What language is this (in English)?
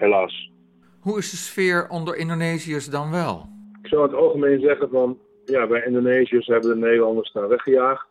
Dutch